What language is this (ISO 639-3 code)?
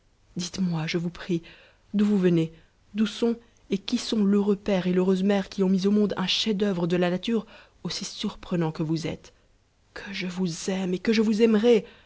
fra